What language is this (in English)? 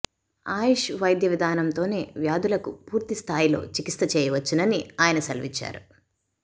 Telugu